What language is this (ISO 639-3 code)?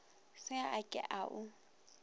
nso